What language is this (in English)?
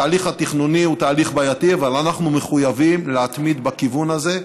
Hebrew